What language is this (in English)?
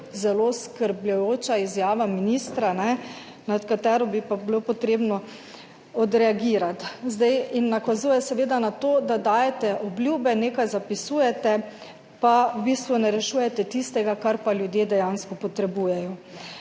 Slovenian